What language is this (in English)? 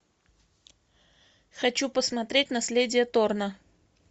Russian